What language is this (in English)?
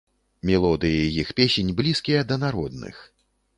Belarusian